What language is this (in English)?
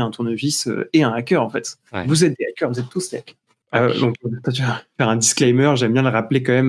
French